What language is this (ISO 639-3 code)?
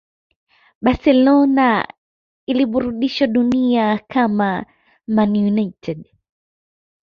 swa